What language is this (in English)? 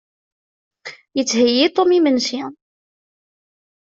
Kabyle